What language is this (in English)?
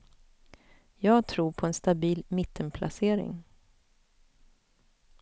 Swedish